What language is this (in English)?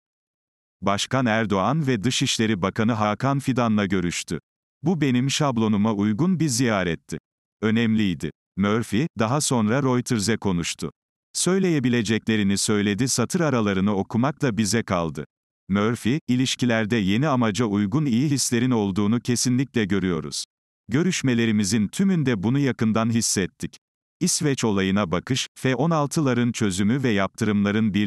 Turkish